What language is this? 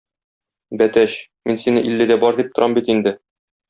Tatar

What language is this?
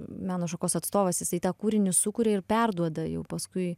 Lithuanian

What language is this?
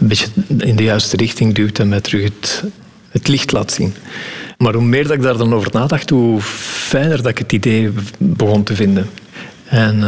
Dutch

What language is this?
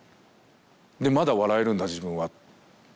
Japanese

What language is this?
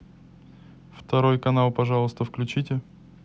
Russian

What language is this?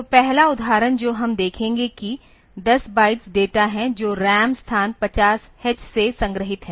Hindi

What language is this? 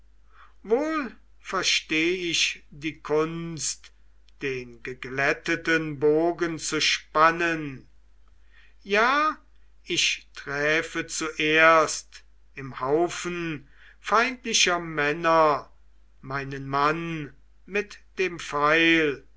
German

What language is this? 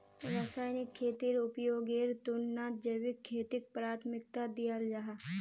Magahi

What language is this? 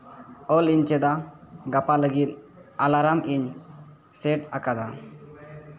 Santali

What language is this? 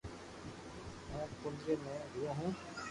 Loarki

